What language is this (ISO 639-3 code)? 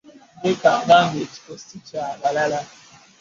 lug